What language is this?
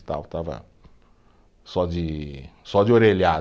Portuguese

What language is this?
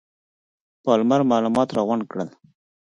Pashto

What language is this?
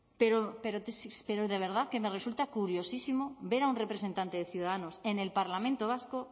Spanish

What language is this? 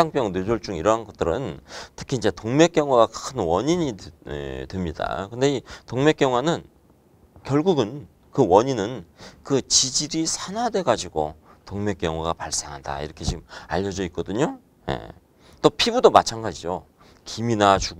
Korean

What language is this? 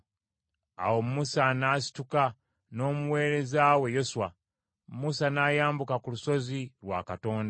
Ganda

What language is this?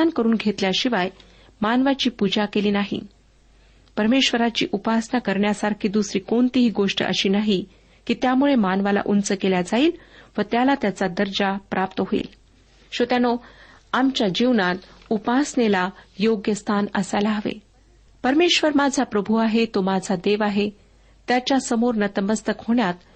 Marathi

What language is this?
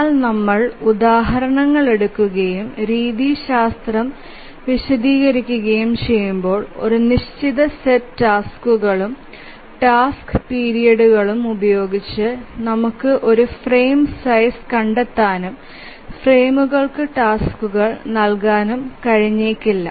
Malayalam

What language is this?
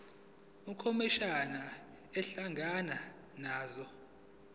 Zulu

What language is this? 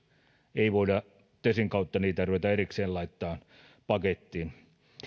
Finnish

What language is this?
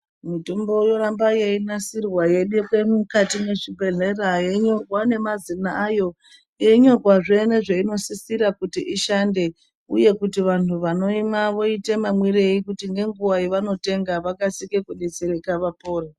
Ndau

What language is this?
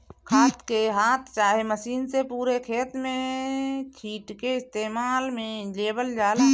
Bhojpuri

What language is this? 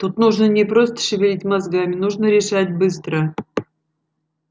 Russian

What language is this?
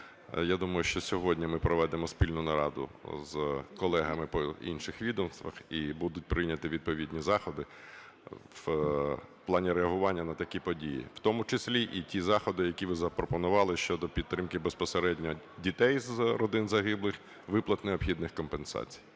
Ukrainian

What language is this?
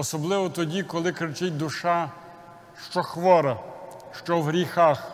Ukrainian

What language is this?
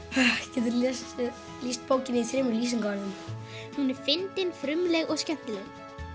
Icelandic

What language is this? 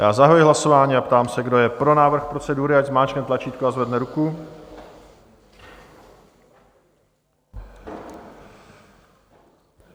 Czech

